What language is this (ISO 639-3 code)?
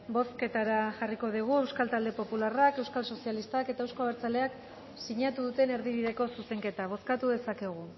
eus